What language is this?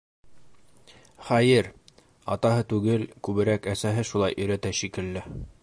Bashkir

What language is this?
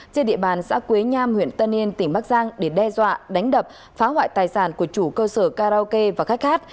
Vietnamese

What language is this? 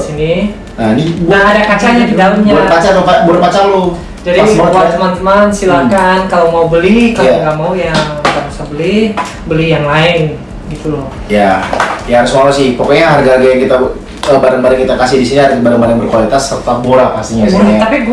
Indonesian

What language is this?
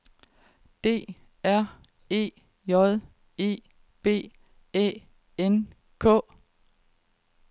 Danish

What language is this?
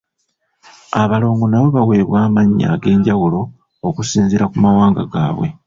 Ganda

